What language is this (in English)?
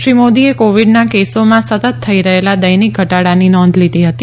Gujarati